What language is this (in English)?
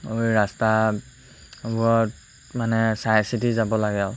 Assamese